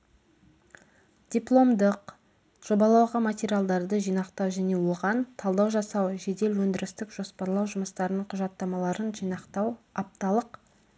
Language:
Kazakh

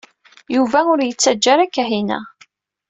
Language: Kabyle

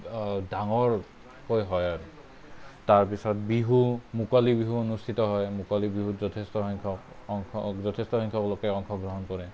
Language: Assamese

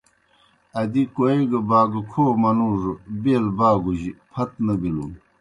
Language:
Kohistani Shina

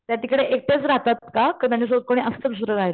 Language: Marathi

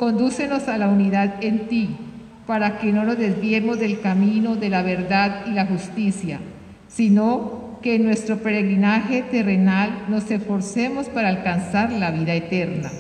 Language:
Spanish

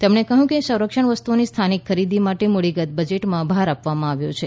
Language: Gujarati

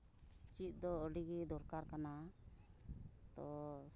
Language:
Santali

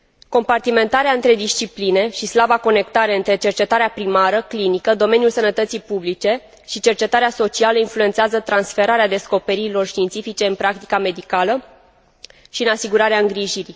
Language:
Romanian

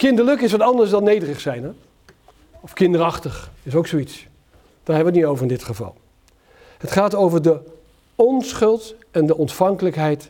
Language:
Dutch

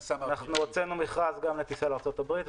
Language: Hebrew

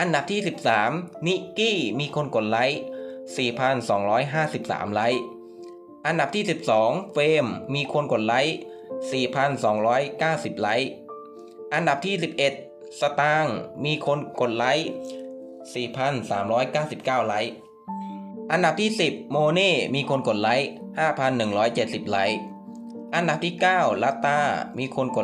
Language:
Thai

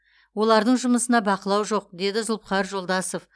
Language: Kazakh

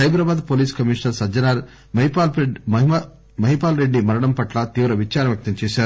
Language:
Telugu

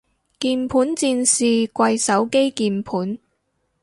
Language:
Cantonese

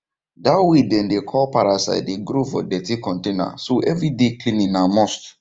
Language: Nigerian Pidgin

